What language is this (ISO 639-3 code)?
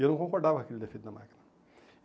por